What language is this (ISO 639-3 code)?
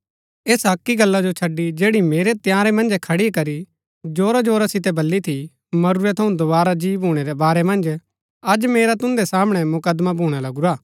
gbk